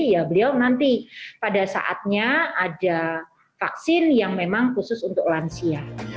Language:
Indonesian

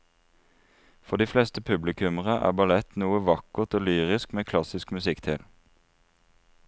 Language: Norwegian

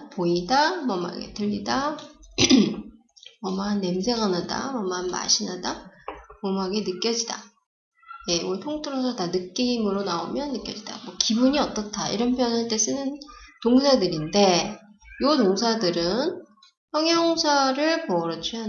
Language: Korean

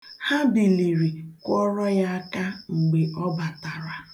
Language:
Igbo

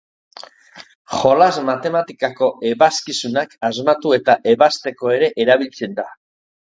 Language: Basque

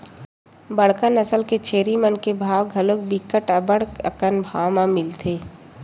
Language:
Chhattisgarhi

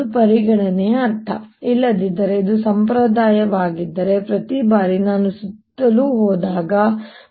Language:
Kannada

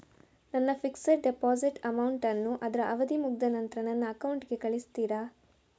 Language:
Kannada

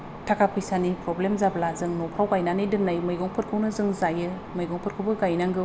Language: Bodo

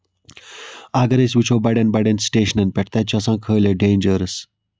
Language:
Kashmiri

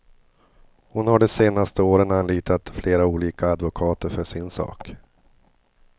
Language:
Swedish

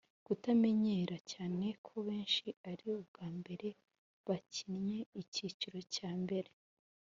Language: Kinyarwanda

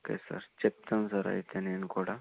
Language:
Telugu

